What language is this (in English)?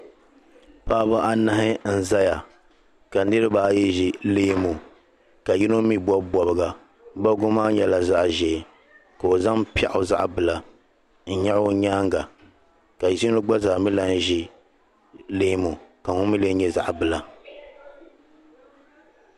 Dagbani